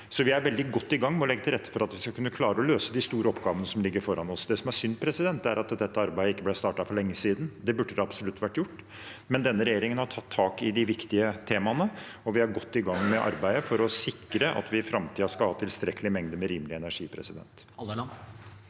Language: Norwegian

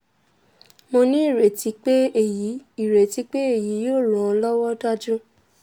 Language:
Yoruba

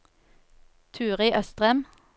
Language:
Norwegian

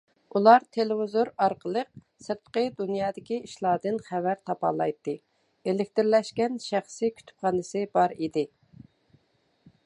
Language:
Uyghur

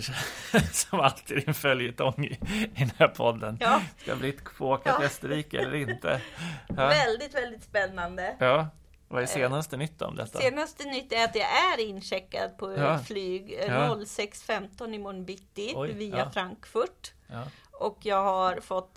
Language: Swedish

